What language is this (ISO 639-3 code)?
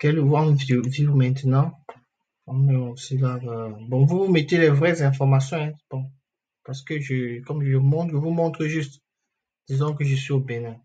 fra